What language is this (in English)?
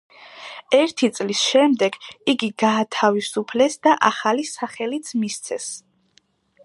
Georgian